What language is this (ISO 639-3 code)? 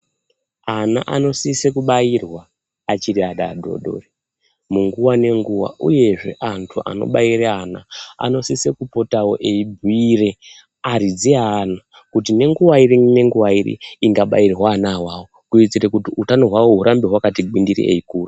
ndc